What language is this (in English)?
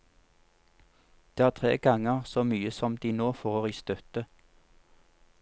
Norwegian